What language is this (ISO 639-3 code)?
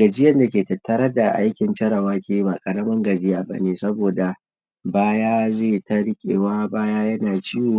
hau